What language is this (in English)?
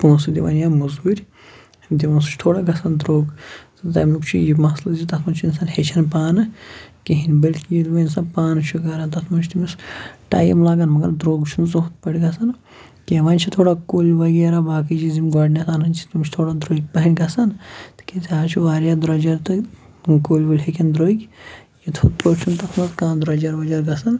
Kashmiri